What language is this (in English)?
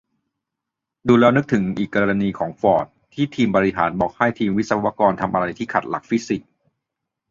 Thai